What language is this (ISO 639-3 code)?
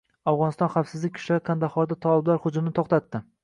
uzb